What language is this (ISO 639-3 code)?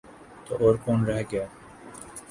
urd